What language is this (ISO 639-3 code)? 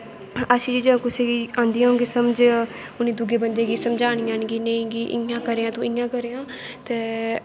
doi